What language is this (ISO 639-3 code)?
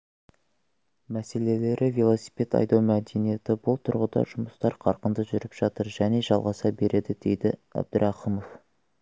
kaz